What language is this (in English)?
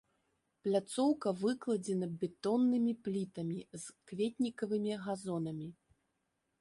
Belarusian